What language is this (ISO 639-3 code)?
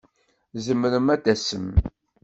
kab